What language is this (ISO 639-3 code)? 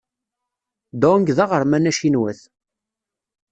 kab